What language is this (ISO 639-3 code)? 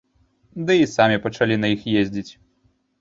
bel